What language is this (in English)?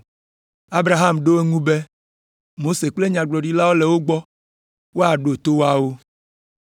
Ewe